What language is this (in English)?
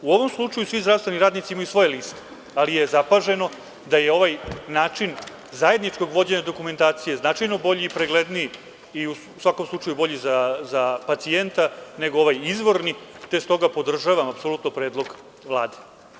Serbian